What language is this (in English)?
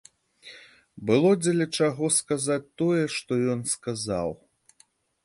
Belarusian